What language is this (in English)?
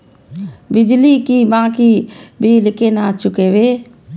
Maithili